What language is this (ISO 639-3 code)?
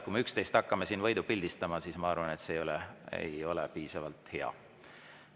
est